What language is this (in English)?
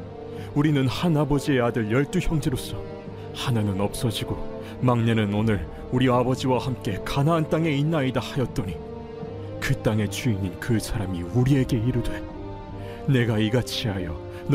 Korean